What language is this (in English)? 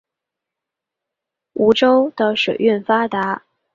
Chinese